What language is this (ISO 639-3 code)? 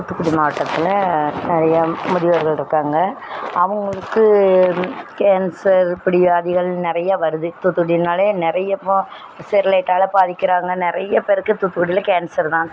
tam